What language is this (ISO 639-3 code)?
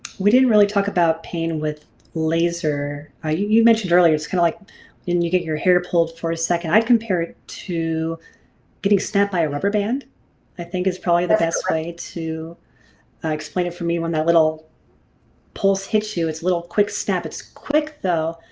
eng